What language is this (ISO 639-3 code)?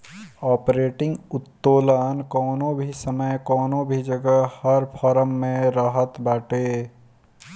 bho